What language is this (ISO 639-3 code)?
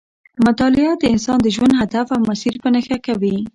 pus